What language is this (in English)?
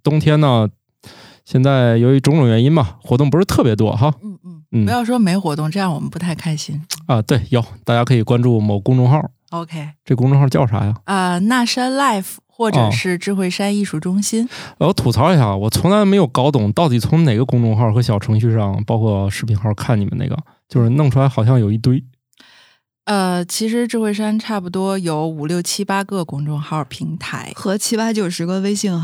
Chinese